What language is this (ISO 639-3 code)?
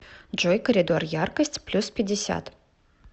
rus